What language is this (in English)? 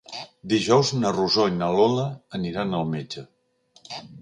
Catalan